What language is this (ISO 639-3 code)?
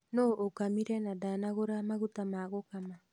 kik